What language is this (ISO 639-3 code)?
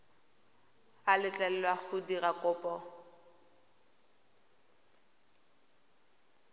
tsn